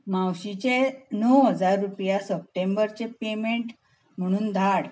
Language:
Konkani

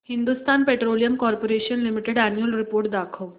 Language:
Marathi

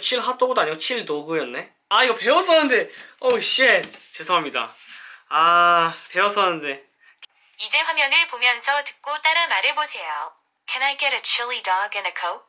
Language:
Korean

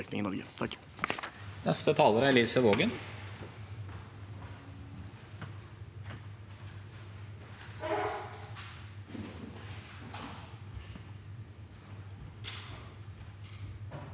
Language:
Norwegian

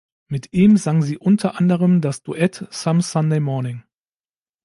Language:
German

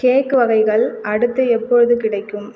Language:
Tamil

